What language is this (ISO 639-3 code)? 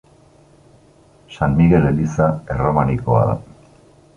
eus